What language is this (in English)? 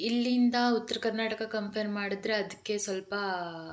Kannada